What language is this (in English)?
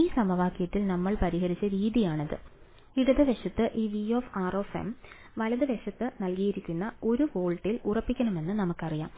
Malayalam